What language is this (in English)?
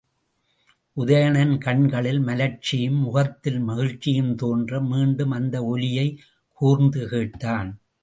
Tamil